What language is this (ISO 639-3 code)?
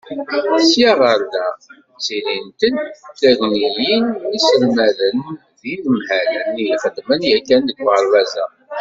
kab